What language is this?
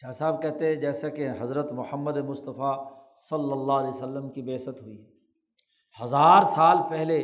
Urdu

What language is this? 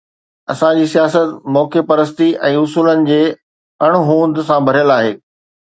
Sindhi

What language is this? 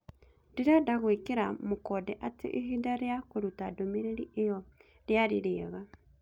Kikuyu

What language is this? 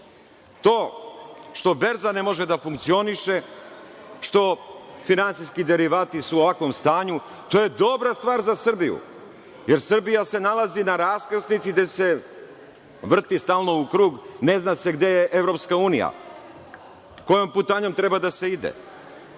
Serbian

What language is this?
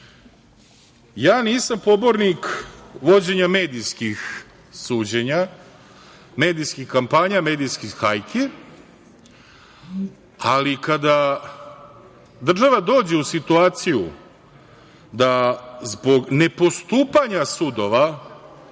Serbian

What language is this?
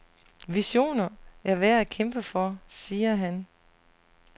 Danish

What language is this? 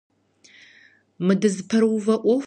Kabardian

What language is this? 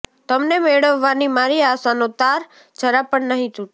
Gujarati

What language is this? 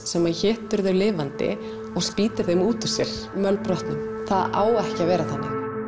Icelandic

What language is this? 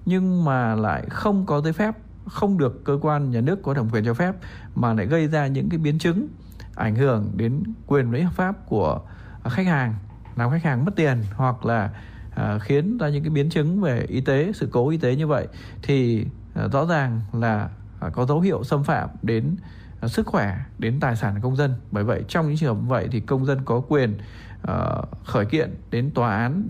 Vietnamese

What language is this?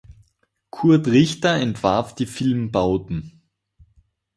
German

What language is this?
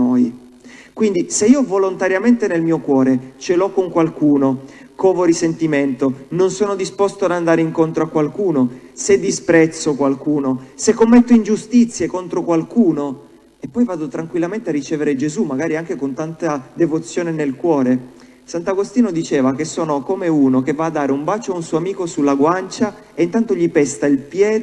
Italian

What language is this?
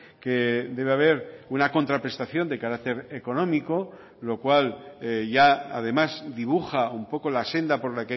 Spanish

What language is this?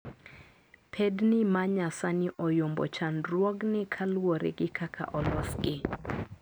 Luo (Kenya and Tanzania)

